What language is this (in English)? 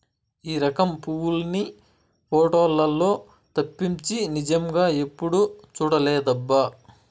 Telugu